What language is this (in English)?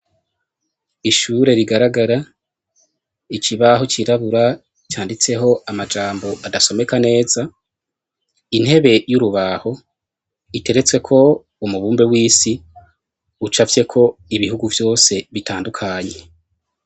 Rundi